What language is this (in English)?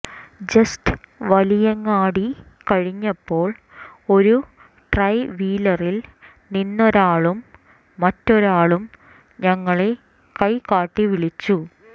Malayalam